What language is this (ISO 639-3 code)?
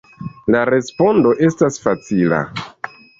epo